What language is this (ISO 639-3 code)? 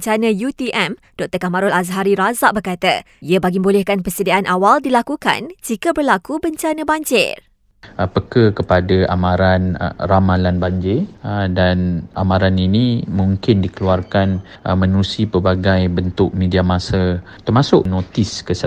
msa